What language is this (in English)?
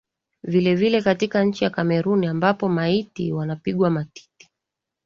Swahili